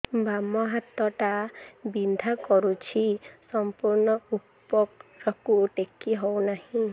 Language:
Odia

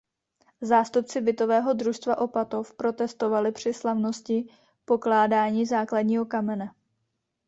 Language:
Czech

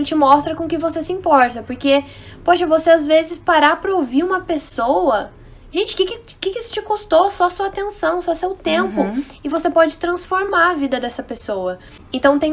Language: Portuguese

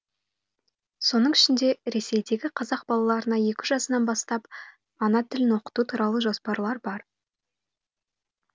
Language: Kazakh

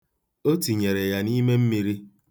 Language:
Igbo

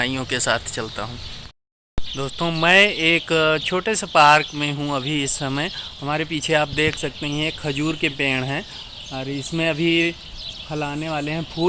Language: Hindi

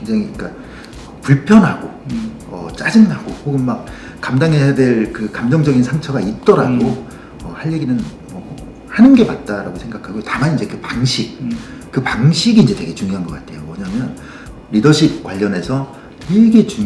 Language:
Korean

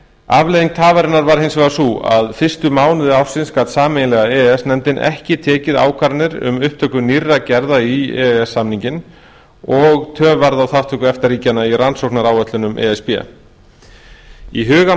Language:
Icelandic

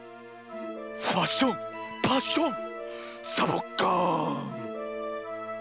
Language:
Japanese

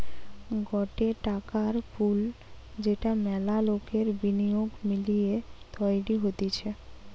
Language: Bangla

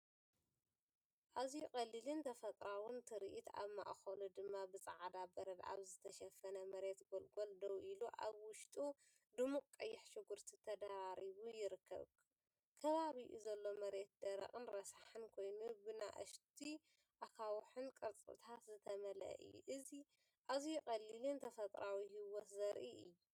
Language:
Tigrinya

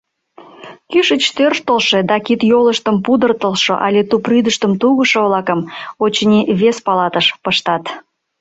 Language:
Mari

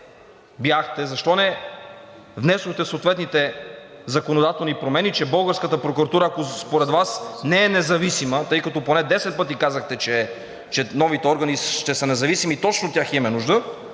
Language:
Bulgarian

